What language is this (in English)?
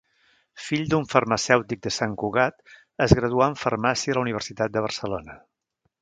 Catalan